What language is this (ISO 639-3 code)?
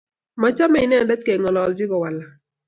kln